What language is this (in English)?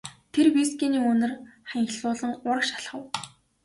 Mongolian